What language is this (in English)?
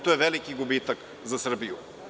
Serbian